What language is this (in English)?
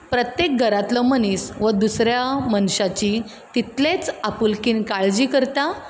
Konkani